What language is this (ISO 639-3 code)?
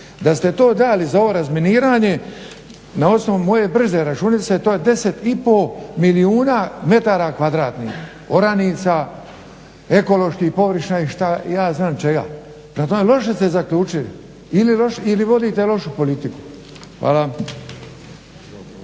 hrv